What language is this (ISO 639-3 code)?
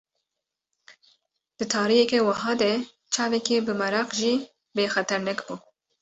kur